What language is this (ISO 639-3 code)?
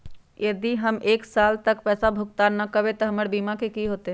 mag